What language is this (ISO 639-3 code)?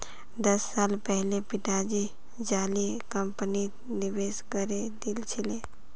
mag